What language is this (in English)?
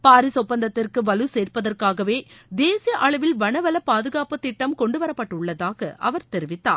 Tamil